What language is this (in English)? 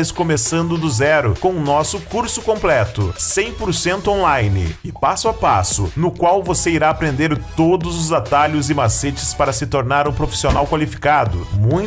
Portuguese